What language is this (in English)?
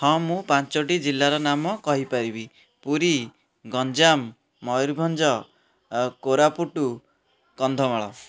Odia